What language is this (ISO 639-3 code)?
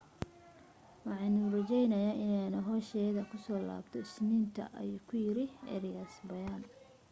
som